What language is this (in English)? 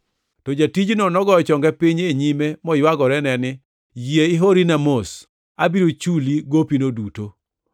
Luo (Kenya and Tanzania)